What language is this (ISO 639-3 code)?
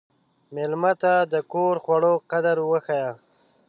pus